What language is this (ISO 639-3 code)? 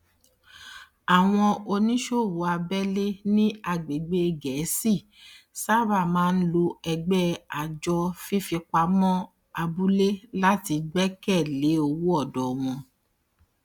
yor